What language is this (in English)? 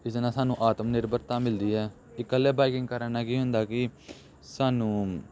Punjabi